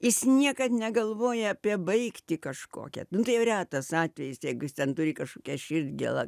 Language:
Lithuanian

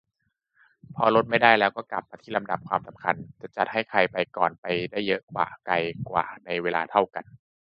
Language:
Thai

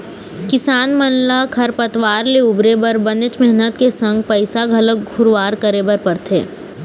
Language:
Chhattisgarhi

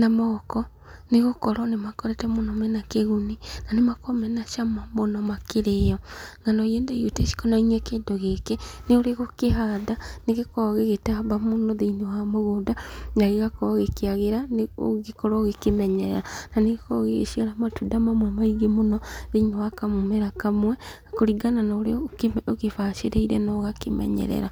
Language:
Kikuyu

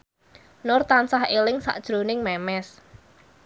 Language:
Javanese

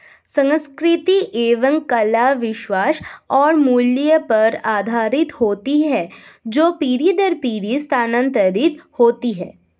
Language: Hindi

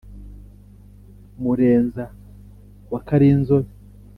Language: Kinyarwanda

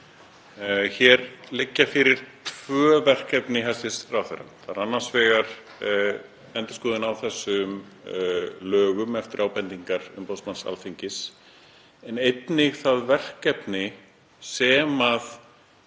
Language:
Icelandic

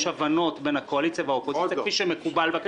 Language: Hebrew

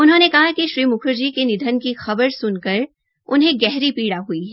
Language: Hindi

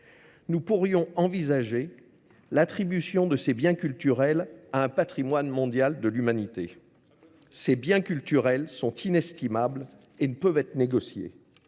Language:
French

